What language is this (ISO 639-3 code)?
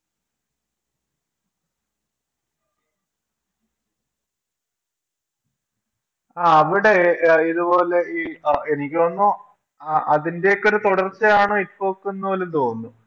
mal